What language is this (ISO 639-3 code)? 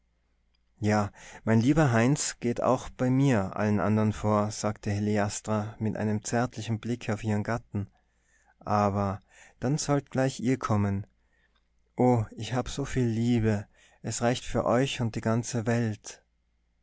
deu